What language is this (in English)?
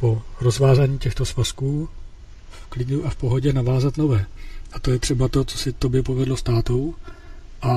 Czech